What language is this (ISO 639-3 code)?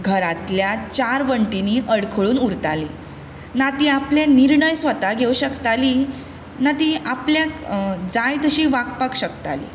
kok